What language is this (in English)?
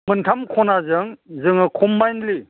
Bodo